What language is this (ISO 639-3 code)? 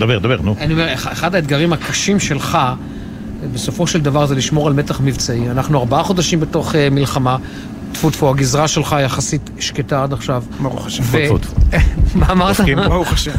heb